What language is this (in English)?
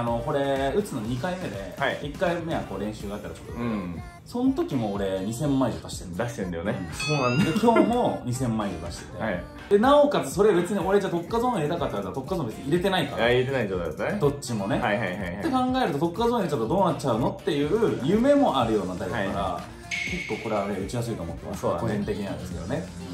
Japanese